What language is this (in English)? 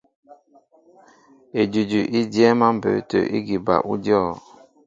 Mbo (Cameroon)